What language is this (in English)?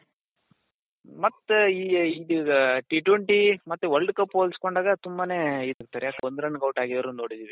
Kannada